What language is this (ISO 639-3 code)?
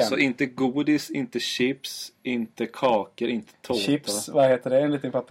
swe